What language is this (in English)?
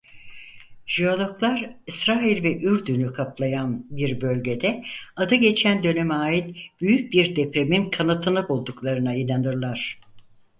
Turkish